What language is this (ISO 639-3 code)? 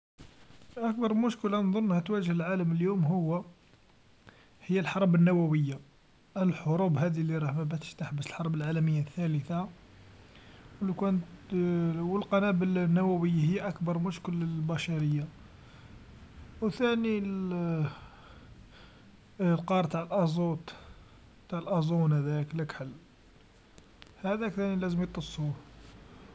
arq